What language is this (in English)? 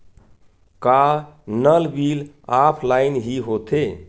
Chhattisgarhi